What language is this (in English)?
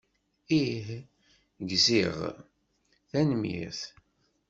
Kabyle